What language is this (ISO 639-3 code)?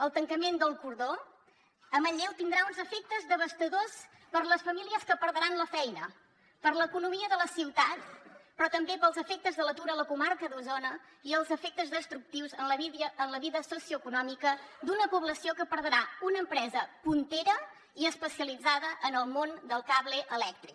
cat